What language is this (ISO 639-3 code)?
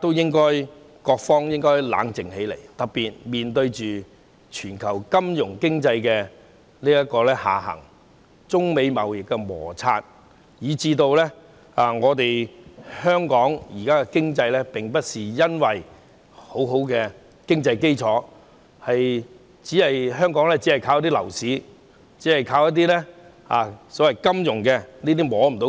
yue